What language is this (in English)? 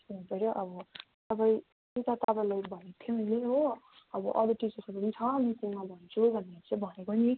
Nepali